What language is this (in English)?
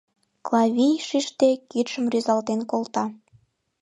Mari